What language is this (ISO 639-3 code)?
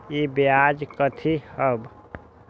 mag